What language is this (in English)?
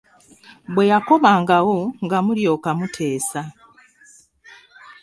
Ganda